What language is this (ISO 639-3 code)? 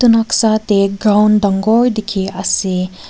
nag